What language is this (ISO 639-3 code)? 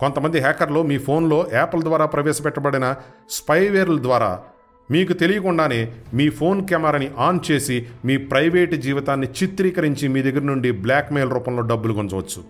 tel